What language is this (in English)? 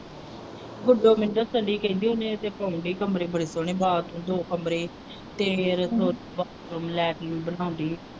Punjabi